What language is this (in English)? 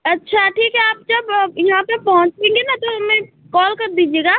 Hindi